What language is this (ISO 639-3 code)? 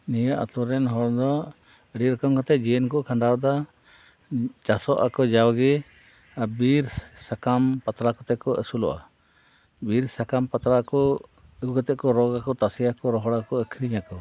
sat